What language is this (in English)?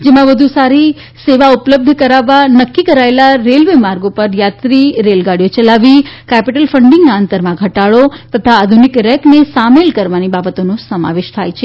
Gujarati